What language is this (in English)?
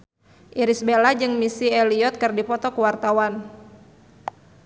Sundanese